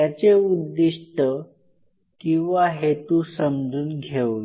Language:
Marathi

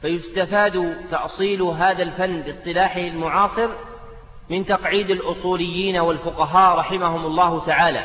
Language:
Arabic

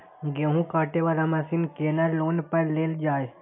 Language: Maithili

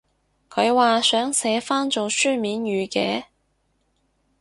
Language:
Cantonese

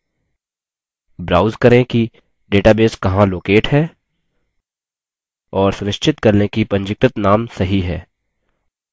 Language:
Hindi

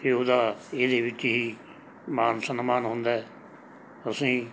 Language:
Punjabi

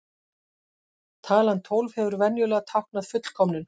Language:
Icelandic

